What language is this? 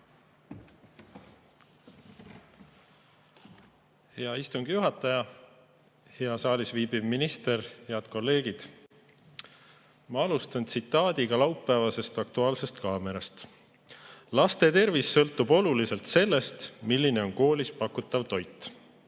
Estonian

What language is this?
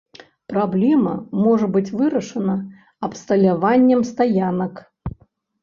Belarusian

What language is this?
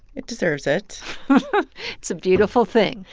English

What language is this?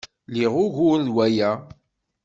Kabyle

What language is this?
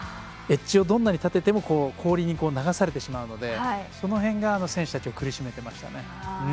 Japanese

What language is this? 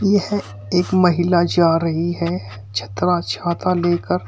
Hindi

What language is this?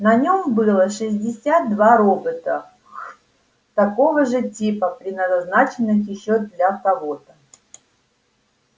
Russian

